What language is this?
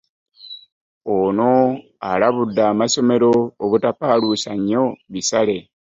Ganda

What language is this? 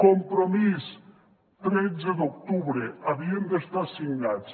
Catalan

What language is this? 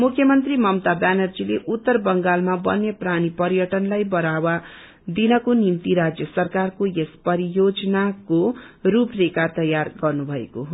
Nepali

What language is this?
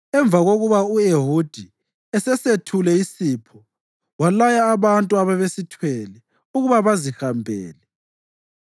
North Ndebele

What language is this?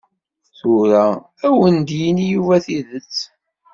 Kabyle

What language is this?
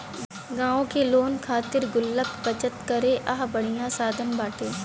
Bhojpuri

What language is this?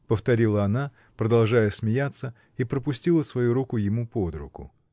Russian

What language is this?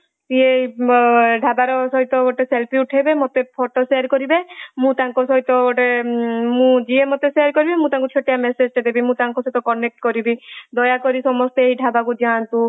Odia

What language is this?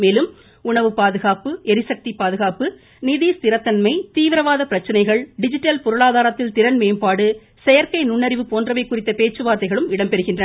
Tamil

